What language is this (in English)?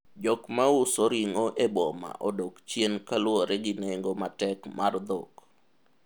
Luo (Kenya and Tanzania)